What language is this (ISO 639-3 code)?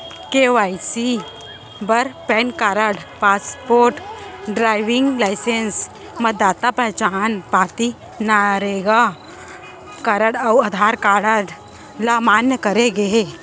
hne